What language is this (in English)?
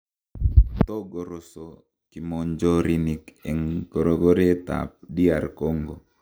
Kalenjin